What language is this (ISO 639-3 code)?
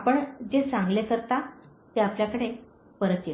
mar